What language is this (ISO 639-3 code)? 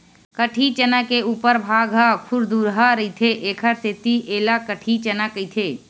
hne